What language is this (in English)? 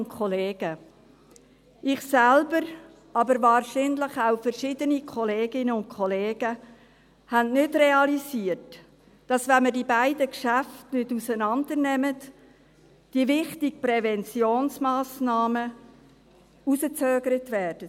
Swiss German